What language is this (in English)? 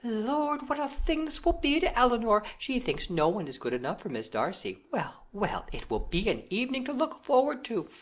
English